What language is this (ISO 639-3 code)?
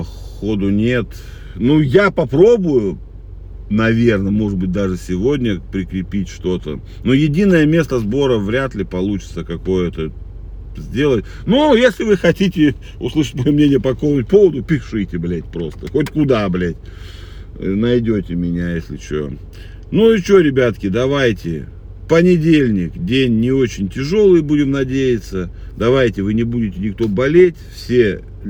rus